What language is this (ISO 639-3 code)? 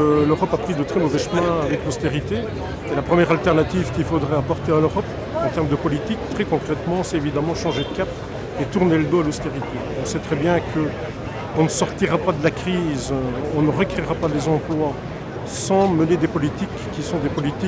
fra